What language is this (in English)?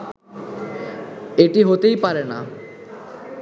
Bangla